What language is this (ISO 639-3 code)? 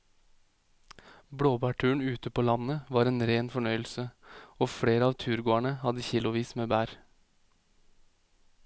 nor